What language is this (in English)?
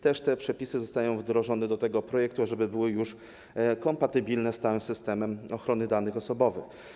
Polish